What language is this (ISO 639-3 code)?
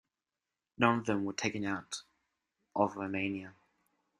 eng